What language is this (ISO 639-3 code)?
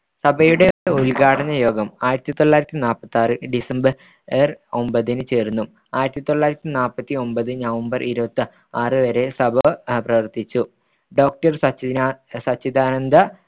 mal